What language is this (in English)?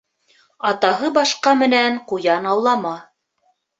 Bashkir